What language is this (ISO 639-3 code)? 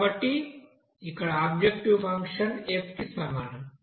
tel